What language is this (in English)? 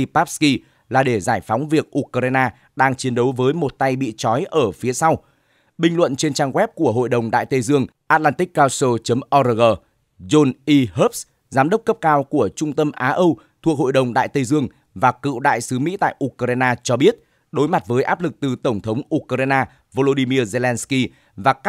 Vietnamese